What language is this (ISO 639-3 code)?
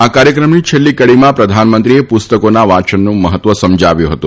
guj